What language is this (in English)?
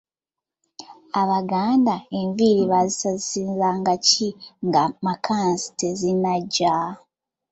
Ganda